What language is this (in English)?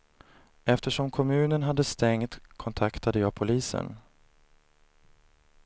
Swedish